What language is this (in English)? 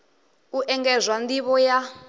Venda